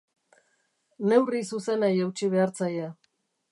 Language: Basque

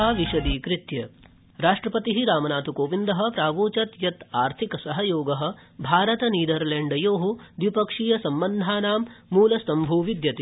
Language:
Sanskrit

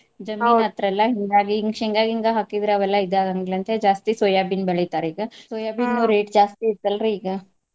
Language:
Kannada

